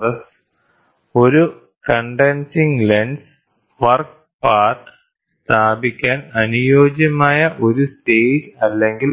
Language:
Malayalam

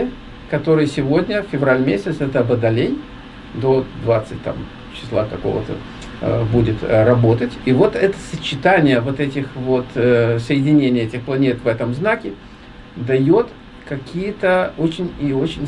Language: Russian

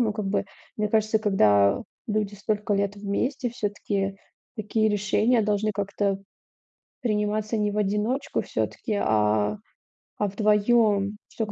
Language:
Russian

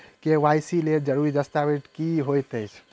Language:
Maithili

